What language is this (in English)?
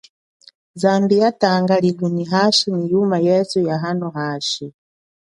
Chokwe